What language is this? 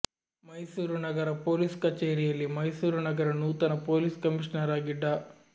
Kannada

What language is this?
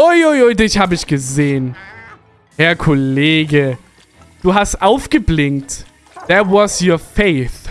German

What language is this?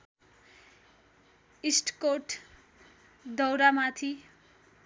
Nepali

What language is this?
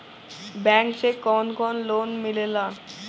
Bhojpuri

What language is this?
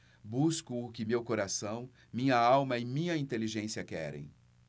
Portuguese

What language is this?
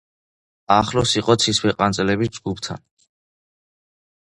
Georgian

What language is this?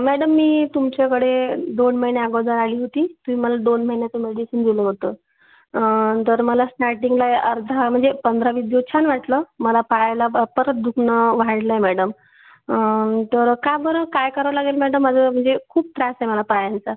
Marathi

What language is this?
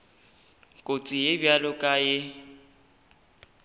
Northern Sotho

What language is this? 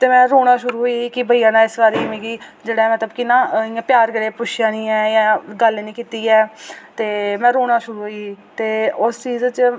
Dogri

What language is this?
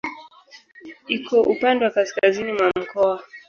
Swahili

